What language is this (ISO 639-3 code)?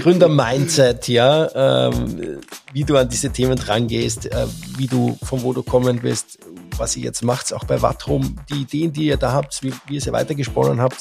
deu